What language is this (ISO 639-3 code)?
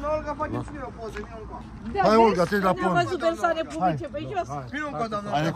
ron